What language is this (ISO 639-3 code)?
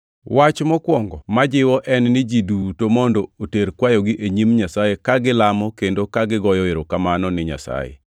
luo